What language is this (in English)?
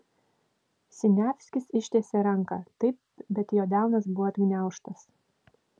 Lithuanian